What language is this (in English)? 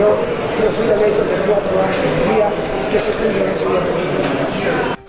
Spanish